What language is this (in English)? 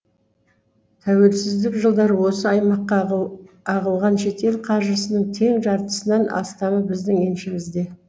Kazakh